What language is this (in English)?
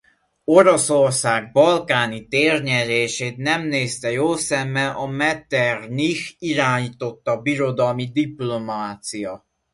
Hungarian